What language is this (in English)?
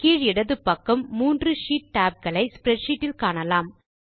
Tamil